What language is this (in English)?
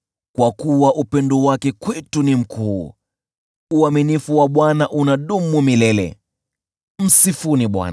Swahili